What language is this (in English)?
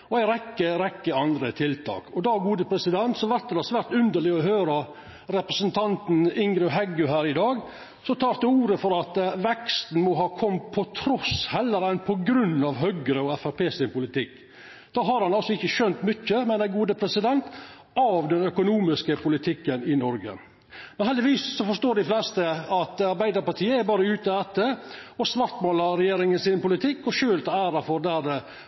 Norwegian Nynorsk